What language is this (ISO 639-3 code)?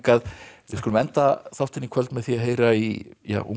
isl